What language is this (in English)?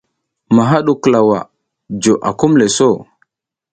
South Giziga